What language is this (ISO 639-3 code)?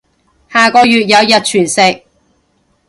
yue